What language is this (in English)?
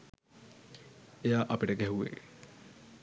Sinhala